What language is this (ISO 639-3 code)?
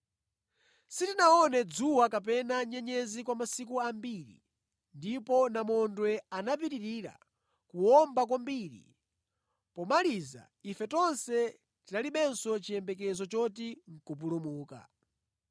nya